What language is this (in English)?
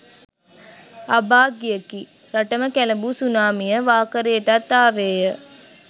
Sinhala